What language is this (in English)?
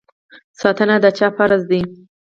Pashto